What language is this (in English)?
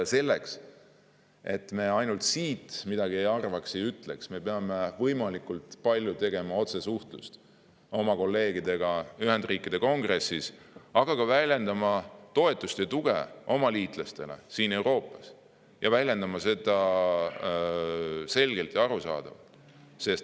Estonian